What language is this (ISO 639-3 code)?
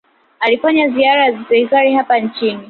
swa